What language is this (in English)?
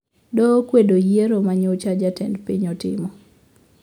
Luo (Kenya and Tanzania)